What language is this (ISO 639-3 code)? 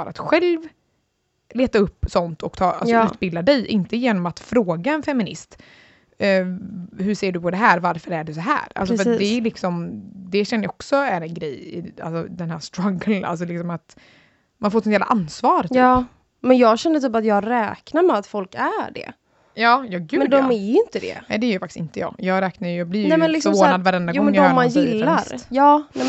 swe